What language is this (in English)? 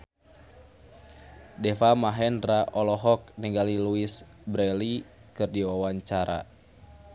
Sundanese